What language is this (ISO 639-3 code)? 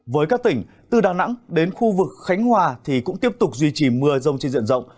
vie